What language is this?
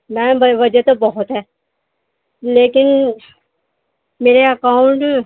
Urdu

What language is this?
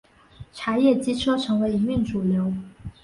Chinese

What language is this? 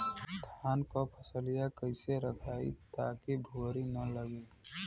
Bhojpuri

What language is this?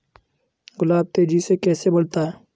Hindi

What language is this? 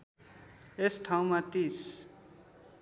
Nepali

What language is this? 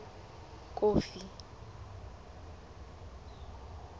Southern Sotho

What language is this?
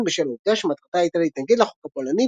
Hebrew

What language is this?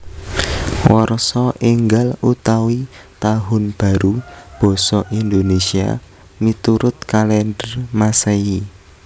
Javanese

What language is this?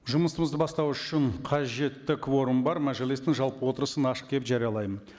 Kazakh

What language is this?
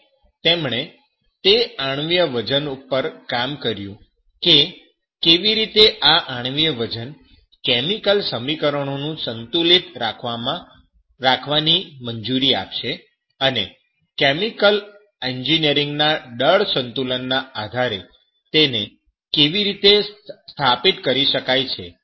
Gujarati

